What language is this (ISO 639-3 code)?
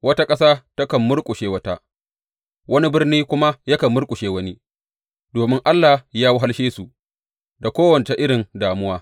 hau